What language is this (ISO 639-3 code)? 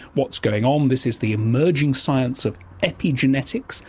eng